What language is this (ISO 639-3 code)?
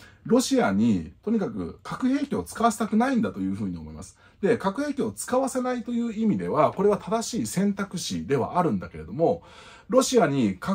jpn